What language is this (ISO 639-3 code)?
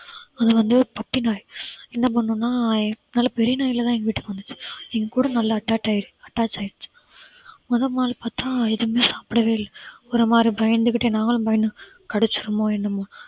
tam